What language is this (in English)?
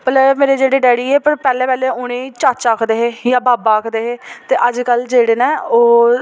Dogri